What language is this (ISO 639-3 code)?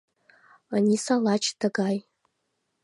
chm